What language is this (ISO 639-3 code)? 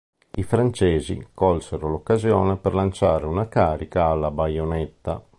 ita